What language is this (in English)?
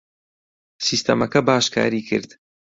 Central Kurdish